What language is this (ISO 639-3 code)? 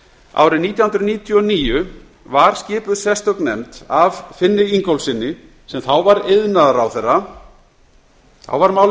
isl